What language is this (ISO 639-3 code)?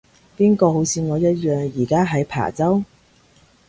yue